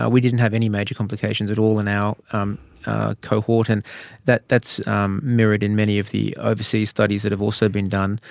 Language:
English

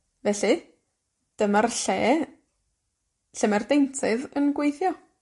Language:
Welsh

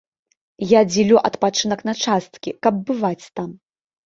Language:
Belarusian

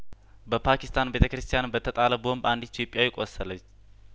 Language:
Amharic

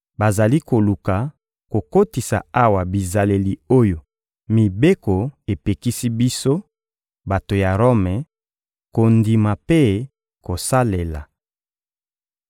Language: Lingala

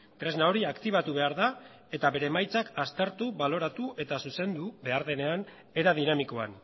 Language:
Basque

